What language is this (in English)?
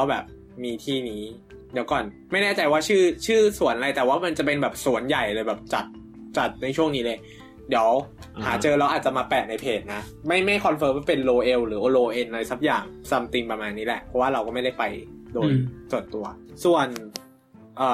Thai